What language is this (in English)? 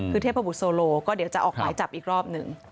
Thai